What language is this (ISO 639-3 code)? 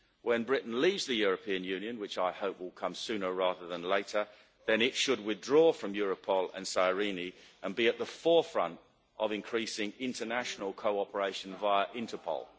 eng